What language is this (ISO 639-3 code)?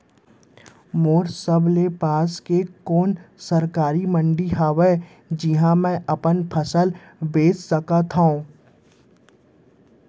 hne